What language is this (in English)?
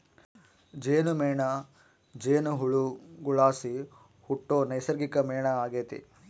Kannada